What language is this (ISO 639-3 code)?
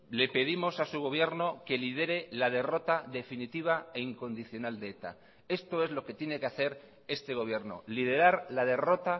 spa